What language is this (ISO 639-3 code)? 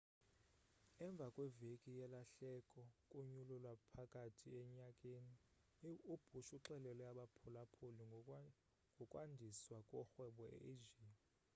xho